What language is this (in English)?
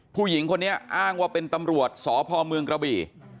Thai